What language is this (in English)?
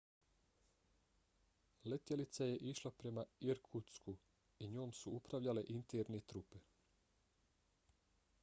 Bosnian